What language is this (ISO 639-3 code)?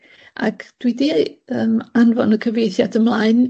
cym